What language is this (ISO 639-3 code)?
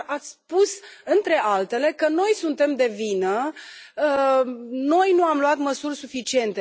ron